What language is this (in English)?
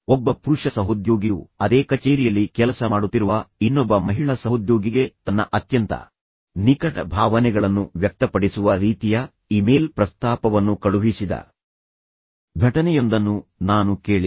Kannada